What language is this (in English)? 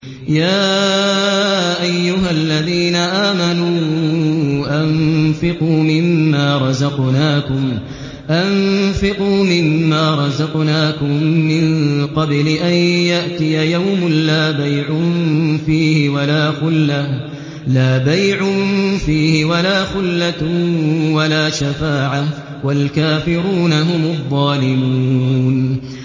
Arabic